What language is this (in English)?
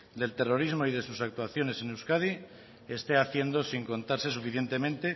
Spanish